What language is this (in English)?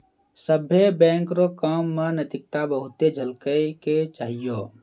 Maithili